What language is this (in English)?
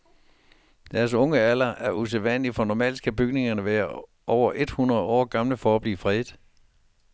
Danish